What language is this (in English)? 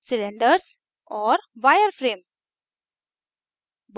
Hindi